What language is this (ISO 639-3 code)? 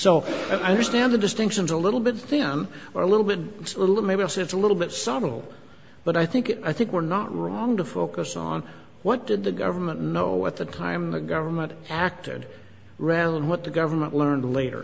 eng